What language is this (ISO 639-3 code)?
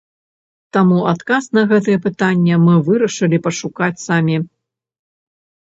bel